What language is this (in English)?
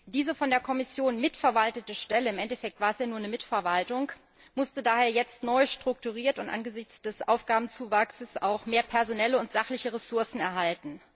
German